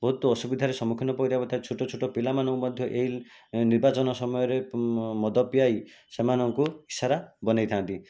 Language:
Odia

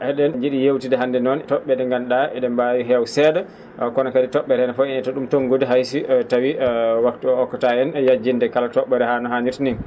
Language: Fula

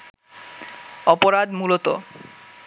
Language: Bangla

